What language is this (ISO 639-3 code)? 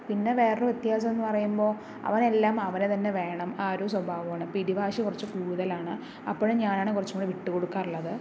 mal